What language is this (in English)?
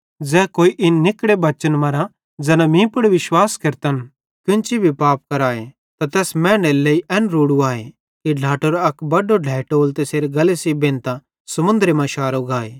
Bhadrawahi